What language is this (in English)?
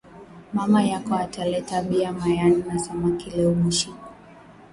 Swahili